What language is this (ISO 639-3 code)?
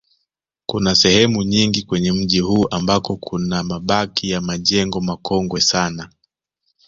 swa